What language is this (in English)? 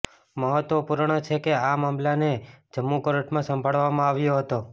Gujarati